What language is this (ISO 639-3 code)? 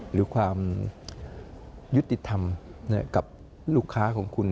tha